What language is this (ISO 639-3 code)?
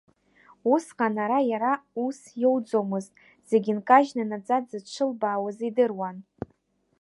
abk